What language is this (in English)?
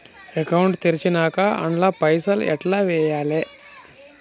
Telugu